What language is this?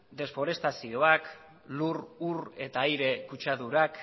Basque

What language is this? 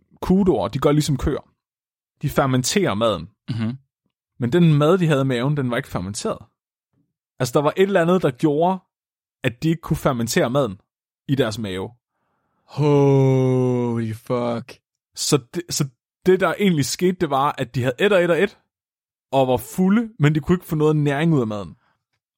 Danish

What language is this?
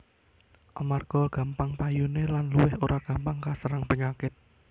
Javanese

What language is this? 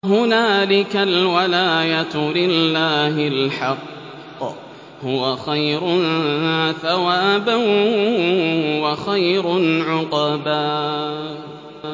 Arabic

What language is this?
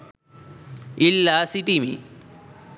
Sinhala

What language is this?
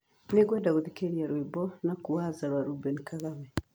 Kikuyu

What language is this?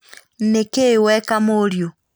Kikuyu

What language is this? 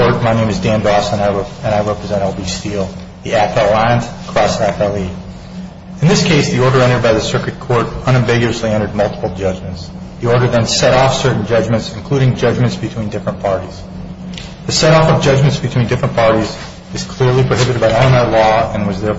English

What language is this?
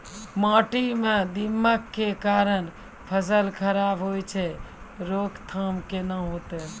Maithili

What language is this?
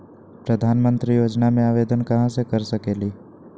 Magahi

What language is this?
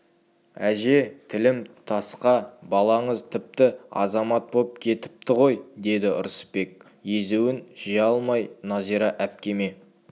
Kazakh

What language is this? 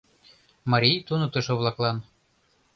Mari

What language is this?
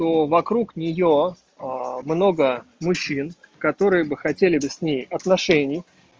Russian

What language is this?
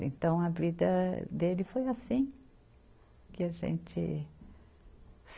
Portuguese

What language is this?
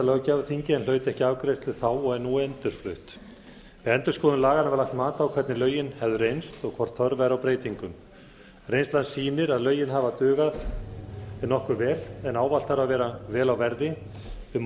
Icelandic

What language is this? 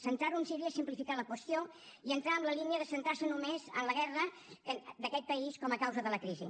Catalan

